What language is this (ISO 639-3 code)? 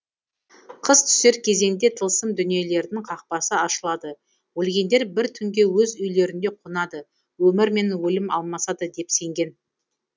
kaz